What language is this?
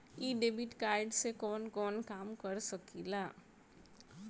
Bhojpuri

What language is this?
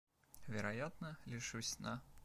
Russian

